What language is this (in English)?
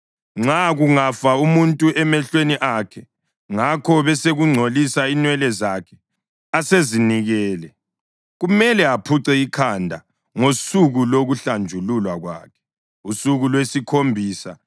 North Ndebele